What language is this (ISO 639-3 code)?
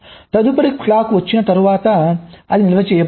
tel